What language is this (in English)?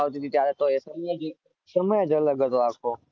Gujarati